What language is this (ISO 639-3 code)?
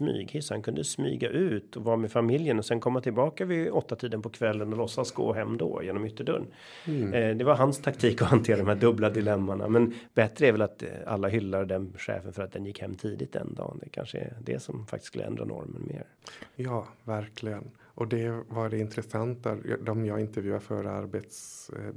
swe